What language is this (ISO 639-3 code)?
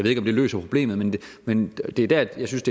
dan